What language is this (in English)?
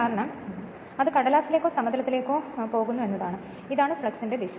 Malayalam